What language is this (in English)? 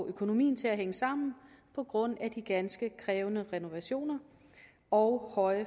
Danish